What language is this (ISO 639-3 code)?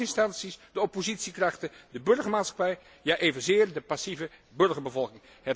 nld